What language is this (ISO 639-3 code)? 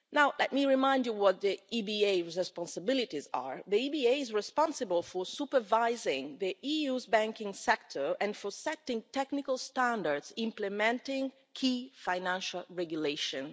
eng